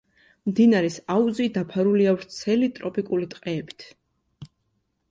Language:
Georgian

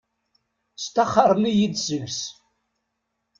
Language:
Kabyle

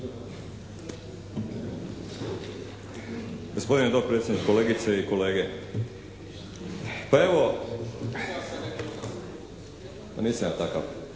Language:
Croatian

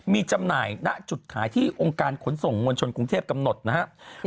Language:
Thai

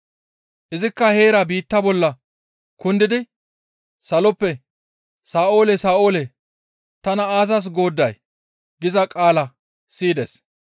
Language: Gamo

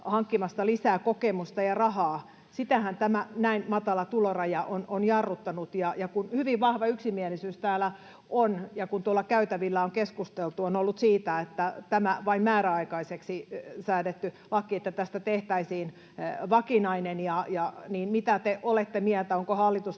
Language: Finnish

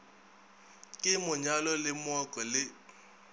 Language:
Northern Sotho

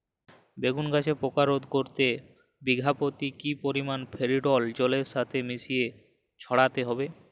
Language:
Bangla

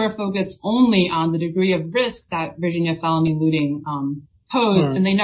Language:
English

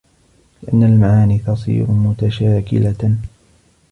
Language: Arabic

